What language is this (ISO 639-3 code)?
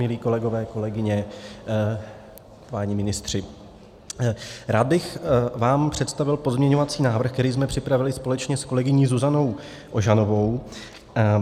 ces